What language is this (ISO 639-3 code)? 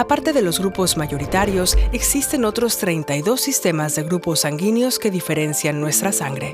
spa